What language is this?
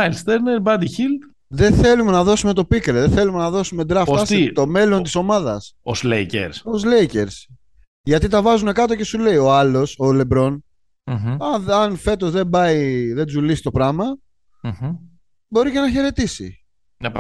Greek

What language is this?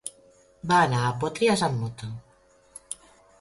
Catalan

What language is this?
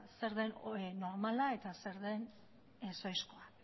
Basque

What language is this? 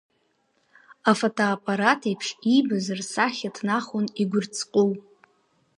Abkhazian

